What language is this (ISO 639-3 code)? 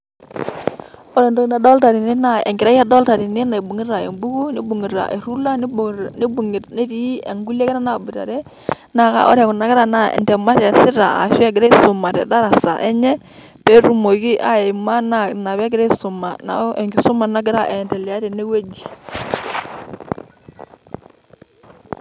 mas